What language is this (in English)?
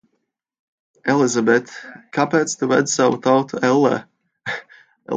Latvian